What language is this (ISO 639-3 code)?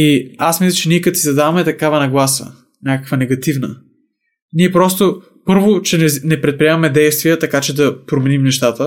bul